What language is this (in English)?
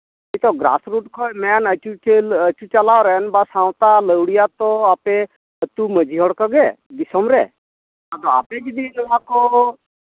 Santali